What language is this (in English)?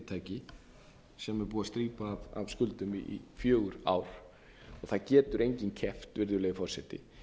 Icelandic